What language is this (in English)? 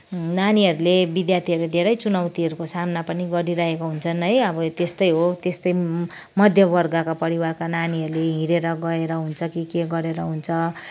Nepali